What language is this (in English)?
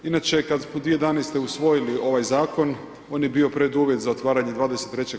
Croatian